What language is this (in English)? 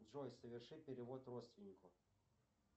Russian